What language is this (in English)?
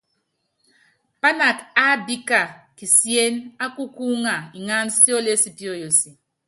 Yangben